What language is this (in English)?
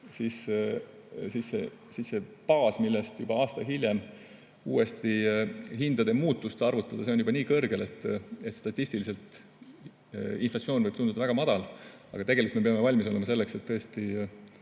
Estonian